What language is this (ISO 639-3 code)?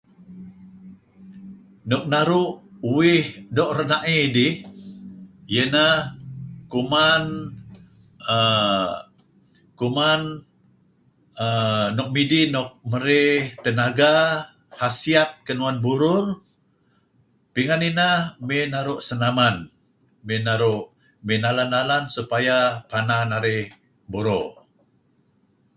kzi